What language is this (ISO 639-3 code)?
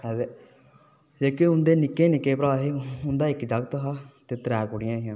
doi